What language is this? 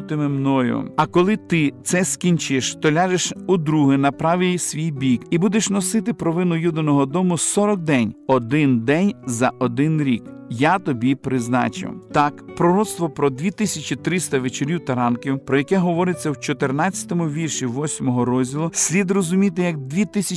Ukrainian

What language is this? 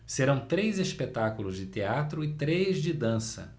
Portuguese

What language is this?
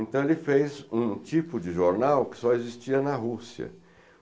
Portuguese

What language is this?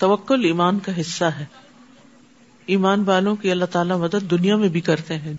Urdu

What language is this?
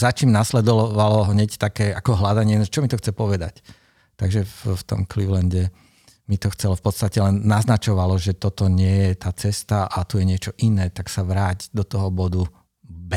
Slovak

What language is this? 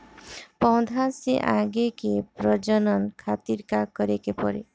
Bhojpuri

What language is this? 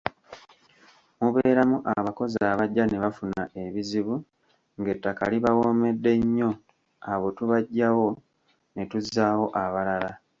Ganda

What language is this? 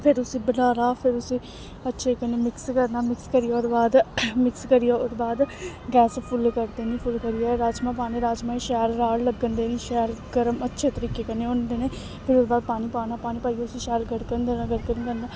Dogri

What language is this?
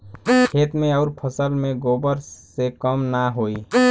Bhojpuri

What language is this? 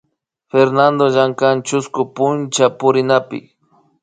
Imbabura Highland Quichua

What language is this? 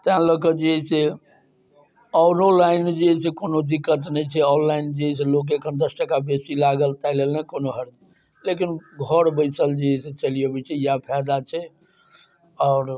Maithili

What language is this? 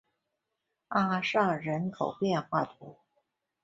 Chinese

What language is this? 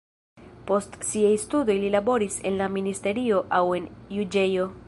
Esperanto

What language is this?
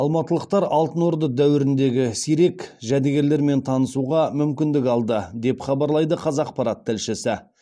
Kazakh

